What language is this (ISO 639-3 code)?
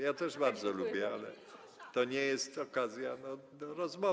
pol